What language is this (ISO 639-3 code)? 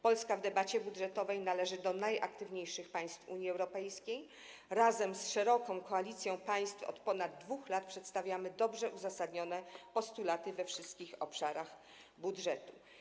pol